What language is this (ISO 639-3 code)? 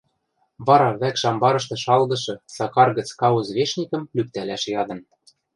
mrj